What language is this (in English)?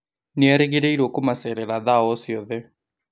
Kikuyu